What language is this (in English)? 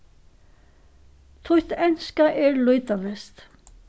Faroese